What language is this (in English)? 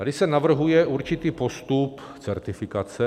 Czech